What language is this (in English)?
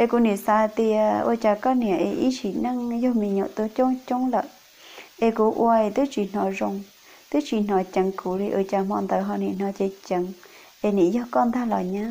Vietnamese